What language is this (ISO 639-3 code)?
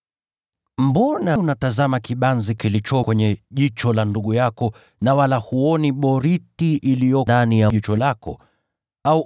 swa